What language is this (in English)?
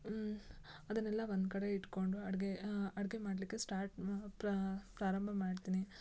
Kannada